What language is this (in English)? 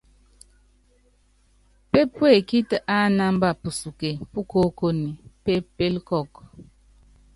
Yangben